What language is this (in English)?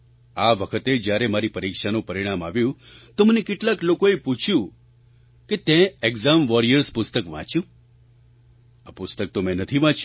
Gujarati